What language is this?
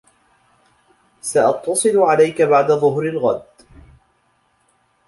Arabic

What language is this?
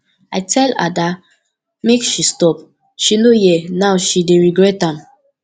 Nigerian Pidgin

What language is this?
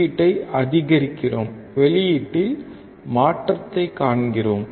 Tamil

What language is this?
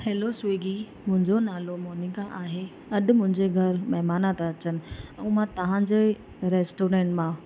Sindhi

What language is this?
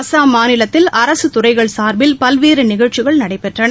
Tamil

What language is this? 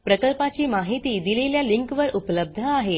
Marathi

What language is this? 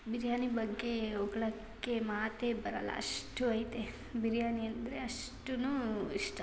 Kannada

